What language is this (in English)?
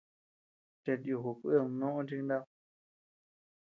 Tepeuxila Cuicatec